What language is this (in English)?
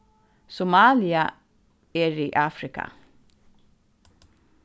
Faroese